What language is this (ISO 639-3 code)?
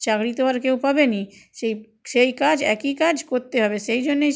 ben